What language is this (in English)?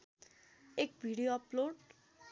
Nepali